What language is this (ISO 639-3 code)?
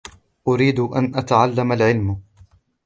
ara